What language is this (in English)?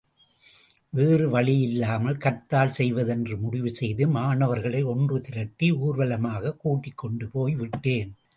Tamil